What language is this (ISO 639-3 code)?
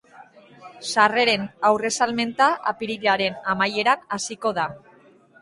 eus